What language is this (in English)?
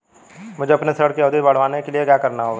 Hindi